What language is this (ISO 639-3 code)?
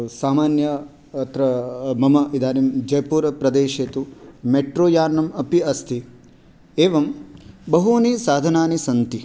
san